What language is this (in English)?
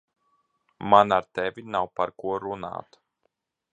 Latvian